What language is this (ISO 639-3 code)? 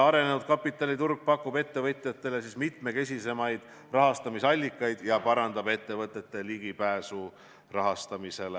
est